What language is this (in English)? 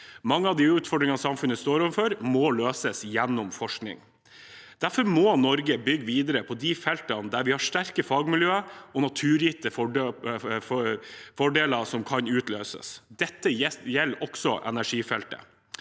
Norwegian